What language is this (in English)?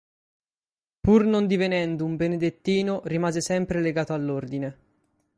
Italian